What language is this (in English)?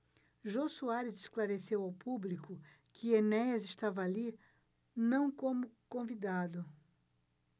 Portuguese